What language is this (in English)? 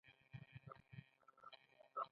Pashto